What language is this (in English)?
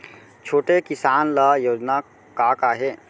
Chhattisgarhi